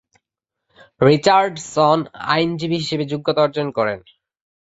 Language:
Bangla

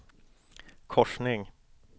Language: Swedish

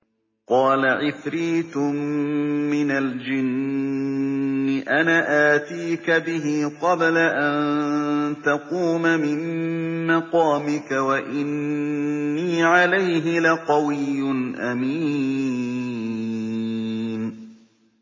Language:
Arabic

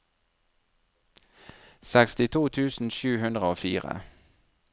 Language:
Norwegian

